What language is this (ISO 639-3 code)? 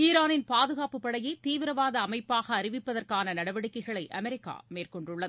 tam